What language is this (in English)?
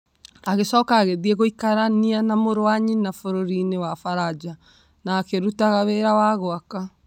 Kikuyu